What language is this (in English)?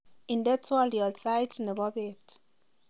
Kalenjin